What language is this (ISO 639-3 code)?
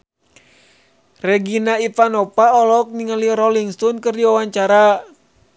sun